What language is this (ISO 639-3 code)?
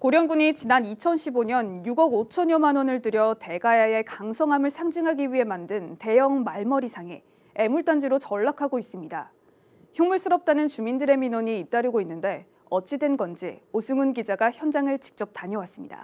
kor